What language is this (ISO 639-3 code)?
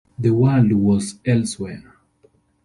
eng